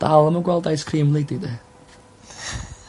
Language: Welsh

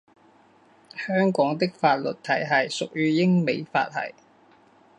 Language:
Chinese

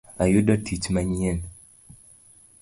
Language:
Luo (Kenya and Tanzania)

